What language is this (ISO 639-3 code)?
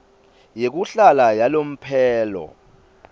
ssw